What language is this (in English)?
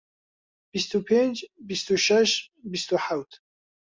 Central Kurdish